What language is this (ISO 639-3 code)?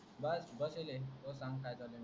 mar